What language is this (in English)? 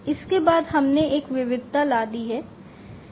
Hindi